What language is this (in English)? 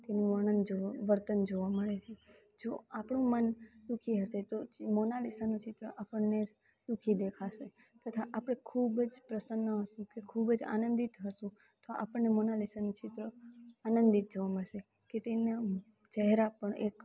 Gujarati